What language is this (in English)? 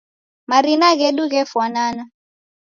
Taita